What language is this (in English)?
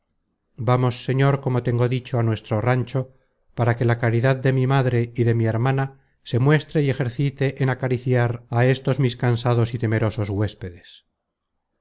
Spanish